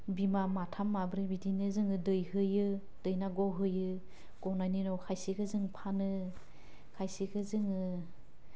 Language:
Bodo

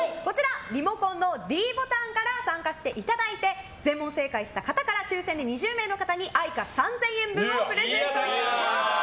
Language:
Japanese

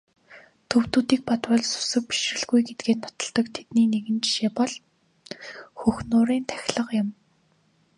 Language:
Mongolian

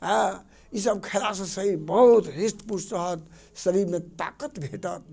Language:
Maithili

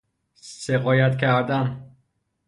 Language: Persian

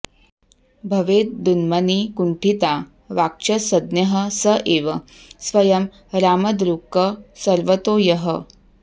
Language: Sanskrit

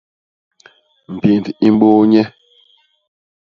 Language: Basaa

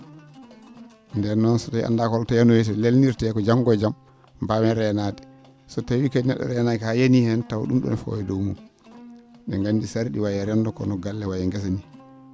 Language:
Fula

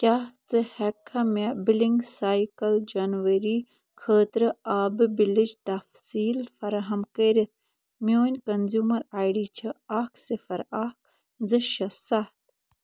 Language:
Kashmiri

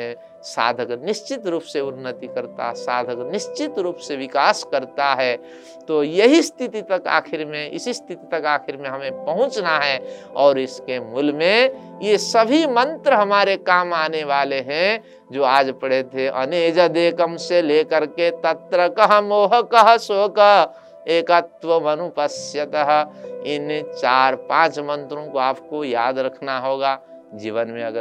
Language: Hindi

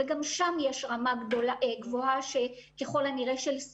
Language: Hebrew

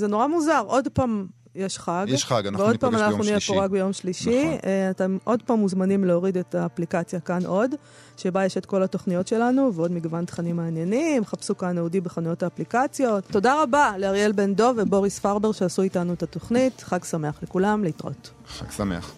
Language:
Hebrew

